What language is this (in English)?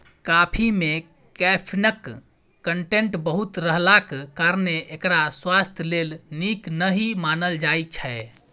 Maithili